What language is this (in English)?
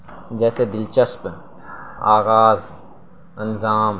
Urdu